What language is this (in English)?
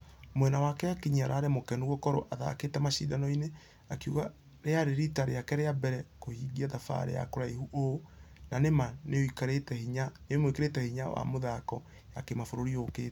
Kikuyu